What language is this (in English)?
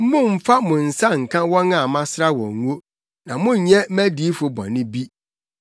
Akan